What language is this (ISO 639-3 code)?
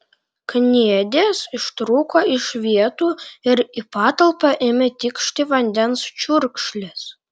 lit